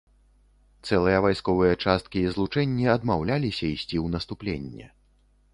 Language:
Belarusian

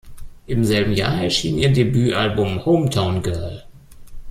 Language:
German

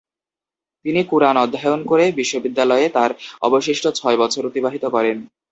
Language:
Bangla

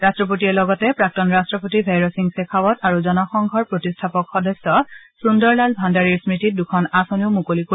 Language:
Assamese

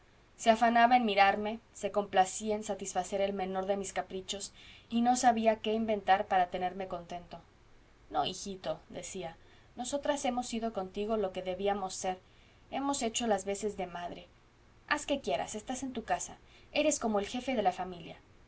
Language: Spanish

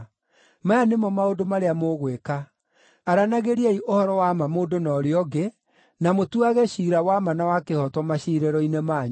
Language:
Kikuyu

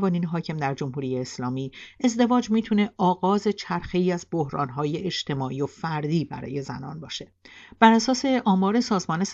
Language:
Persian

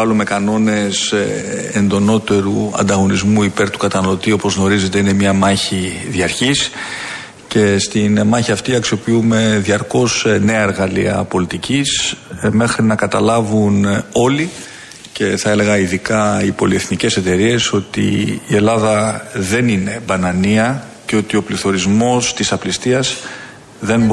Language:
Greek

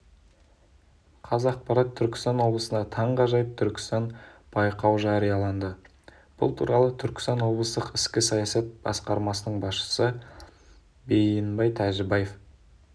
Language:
Kazakh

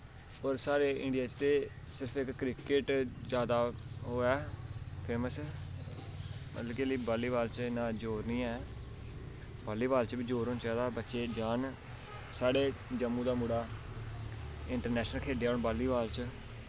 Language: Dogri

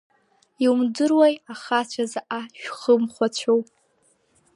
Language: Abkhazian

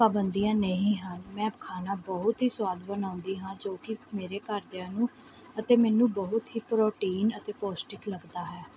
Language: Punjabi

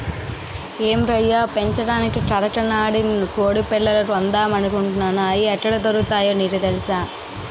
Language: Telugu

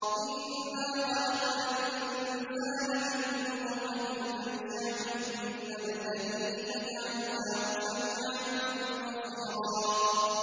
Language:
Arabic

